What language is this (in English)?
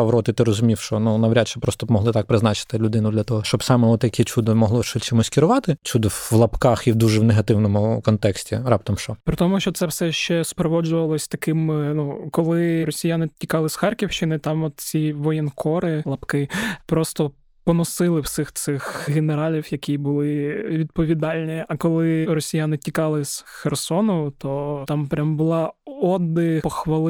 Ukrainian